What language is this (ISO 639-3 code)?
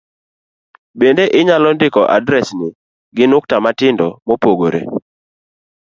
luo